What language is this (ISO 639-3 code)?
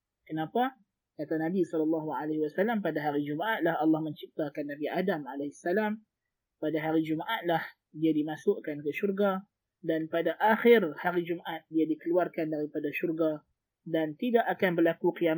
msa